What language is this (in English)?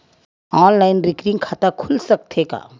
Chhattisgarhi